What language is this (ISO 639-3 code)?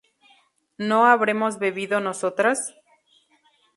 spa